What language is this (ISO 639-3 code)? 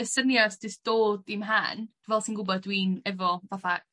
cym